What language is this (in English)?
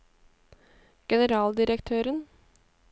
Norwegian